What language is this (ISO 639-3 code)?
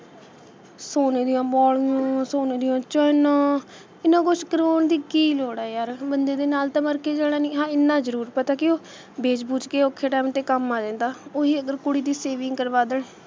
pan